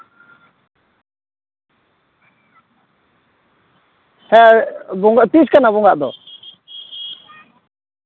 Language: Santali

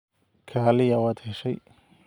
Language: Somali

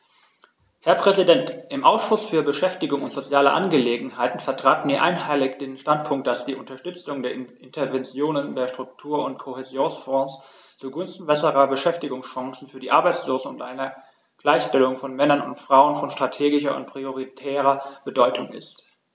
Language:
German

